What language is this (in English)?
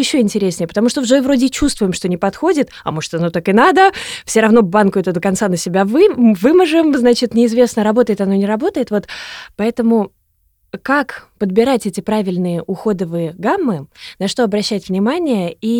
Russian